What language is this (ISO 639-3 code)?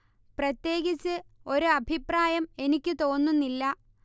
mal